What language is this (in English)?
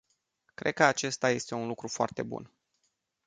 Romanian